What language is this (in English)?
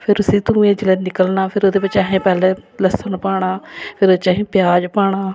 Dogri